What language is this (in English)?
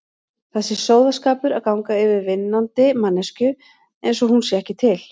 Icelandic